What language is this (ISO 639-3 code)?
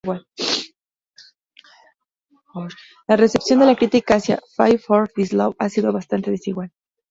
spa